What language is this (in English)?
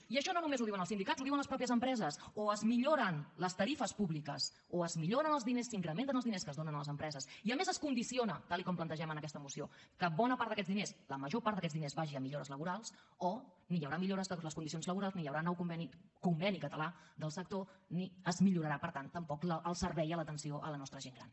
Catalan